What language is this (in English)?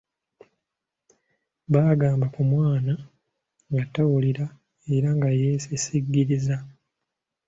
Ganda